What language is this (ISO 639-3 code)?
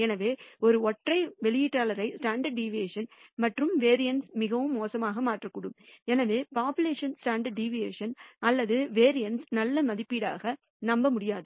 tam